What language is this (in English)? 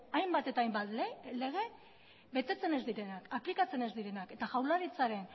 Basque